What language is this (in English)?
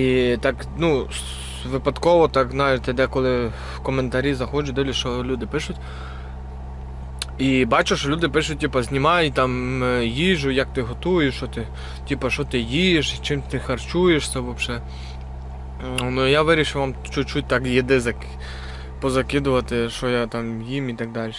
Ukrainian